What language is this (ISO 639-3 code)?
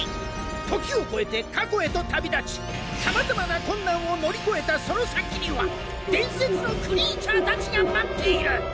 jpn